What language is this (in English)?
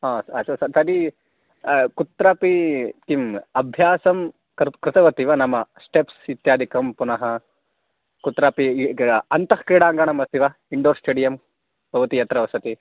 Sanskrit